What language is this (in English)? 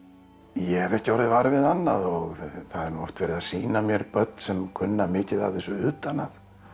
Icelandic